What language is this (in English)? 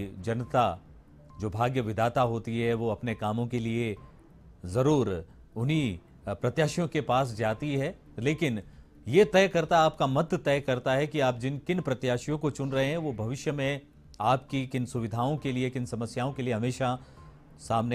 Hindi